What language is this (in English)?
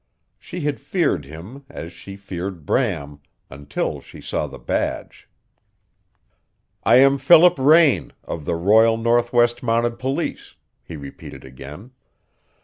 English